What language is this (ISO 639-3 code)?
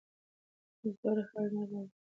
pus